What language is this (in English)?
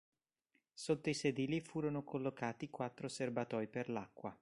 Italian